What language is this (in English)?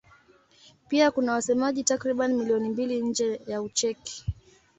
Swahili